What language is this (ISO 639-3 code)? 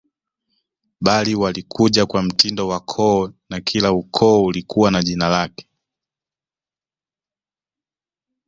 swa